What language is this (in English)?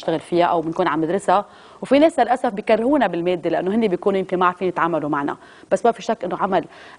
Arabic